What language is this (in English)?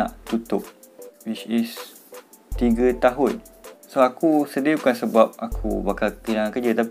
Malay